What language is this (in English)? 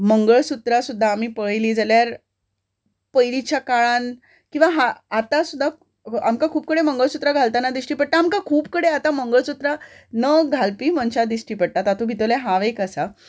Konkani